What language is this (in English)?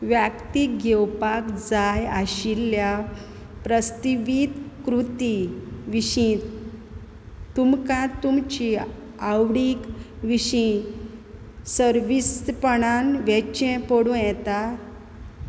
Konkani